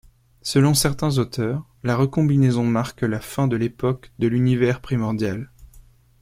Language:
French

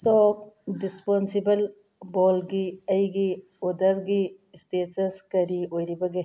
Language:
Manipuri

